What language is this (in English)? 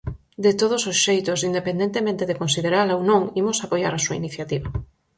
Galician